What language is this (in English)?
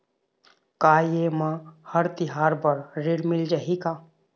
Chhattisgarhi